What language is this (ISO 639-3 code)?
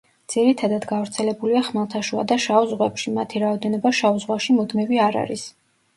kat